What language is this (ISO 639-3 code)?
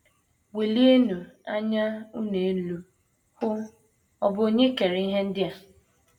ibo